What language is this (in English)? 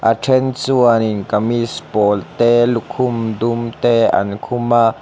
Mizo